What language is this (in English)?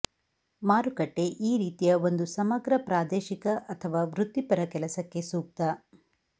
Kannada